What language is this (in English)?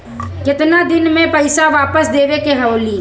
Bhojpuri